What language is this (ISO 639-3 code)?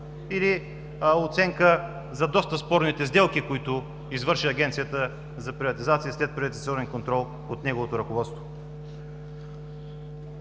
bul